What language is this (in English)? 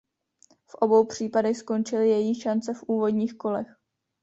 Czech